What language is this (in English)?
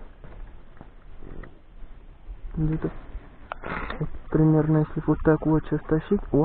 Russian